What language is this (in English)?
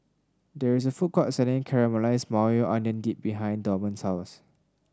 English